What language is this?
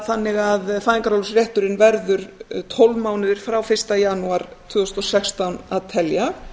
Icelandic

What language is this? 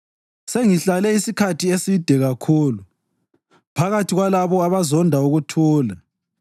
North Ndebele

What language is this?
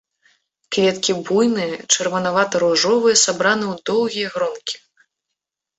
Belarusian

